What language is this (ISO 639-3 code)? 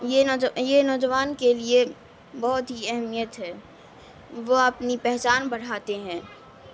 urd